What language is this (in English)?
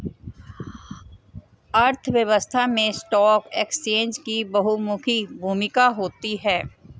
Hindi